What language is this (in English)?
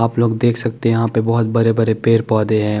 Hindi